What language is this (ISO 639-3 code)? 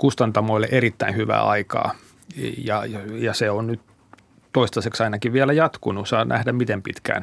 fin